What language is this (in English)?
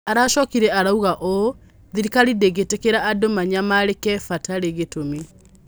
Kikuyu